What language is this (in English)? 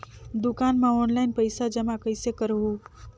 Chhattisgarhi